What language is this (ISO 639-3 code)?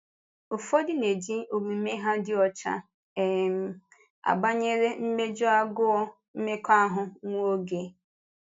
ibo